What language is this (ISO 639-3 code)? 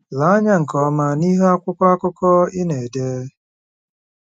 ibo